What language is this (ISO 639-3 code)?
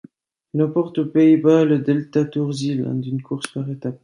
fra